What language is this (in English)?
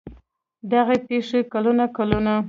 Pashto